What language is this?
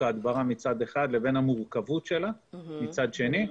Hebrew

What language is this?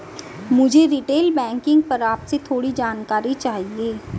Hindi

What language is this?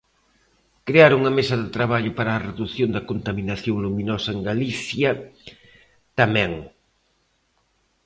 Galician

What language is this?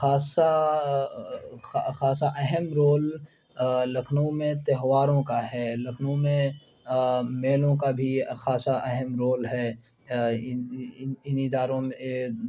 Urdu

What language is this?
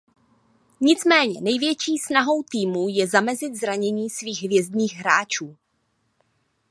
Czech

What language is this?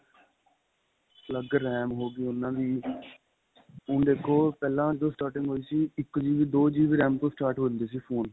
Punjabi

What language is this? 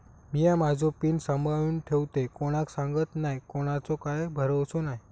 Marathi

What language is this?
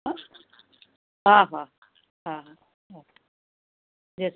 Gujarati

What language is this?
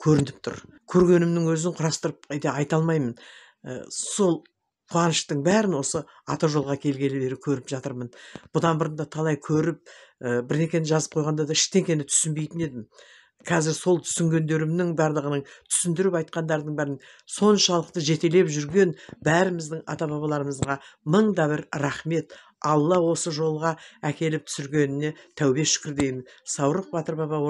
Turkish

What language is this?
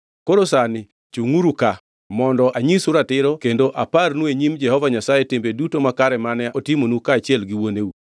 Luo (Kenya and Tanzania)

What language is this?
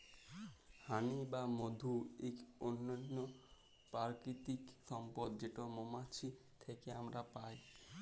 Bangla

